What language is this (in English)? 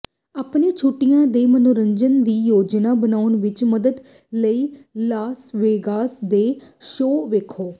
Punjabi